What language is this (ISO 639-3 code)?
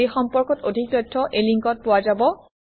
asm